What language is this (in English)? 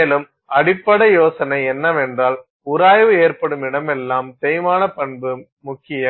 Tamil